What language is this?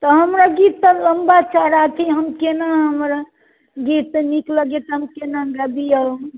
Maithili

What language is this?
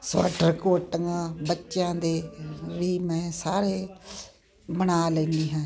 Punjabi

